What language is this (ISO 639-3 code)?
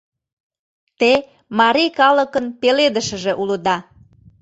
chm